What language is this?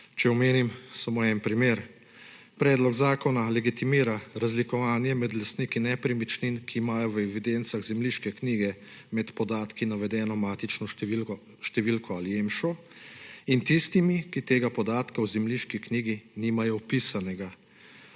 Slovenian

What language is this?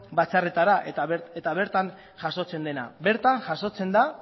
Basque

